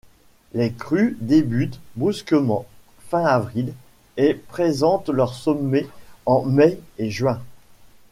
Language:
French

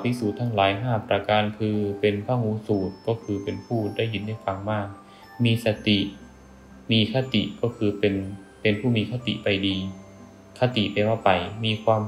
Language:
Thai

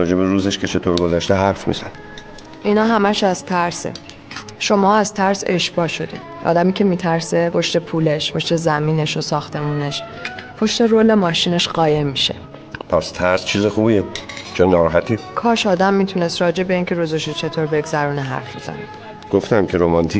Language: Persian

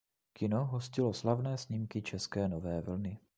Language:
Czech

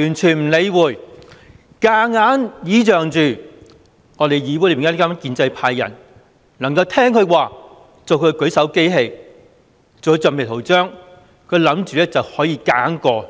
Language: Cantonese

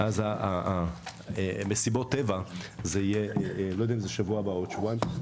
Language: Hebrew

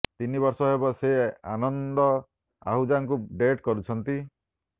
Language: Odia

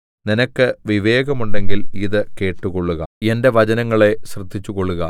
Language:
Malayalam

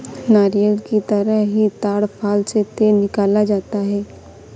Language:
Hindi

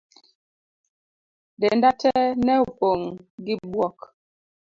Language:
Luo (Kenya and Tanzania)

